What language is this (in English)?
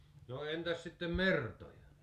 Finnish